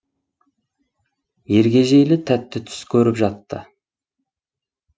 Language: Kazakh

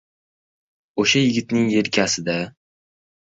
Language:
Uzbek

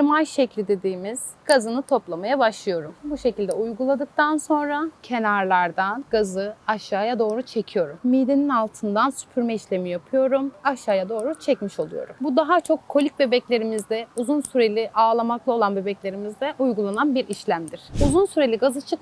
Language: Turkish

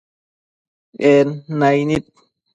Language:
Matsés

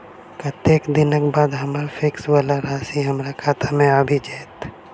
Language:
Maithili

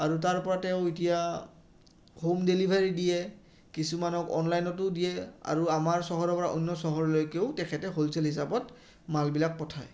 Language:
Assamese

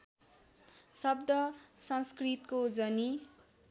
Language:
Nepali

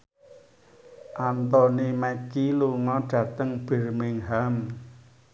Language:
Javanese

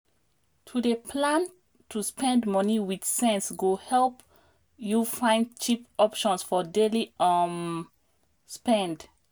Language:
Nigerian Pidgin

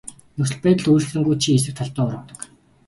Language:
Mongolian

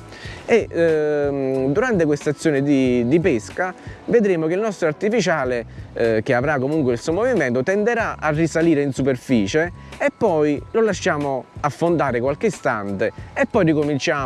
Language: Italian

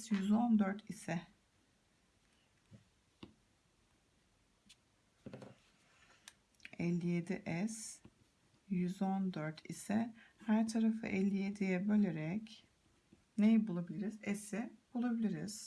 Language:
Turkish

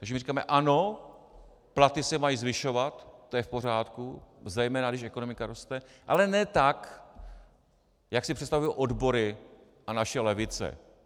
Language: Czech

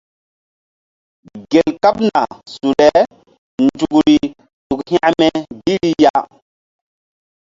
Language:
Mbum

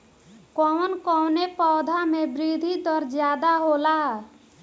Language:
Bhojpuri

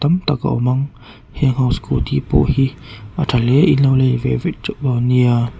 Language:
Mizo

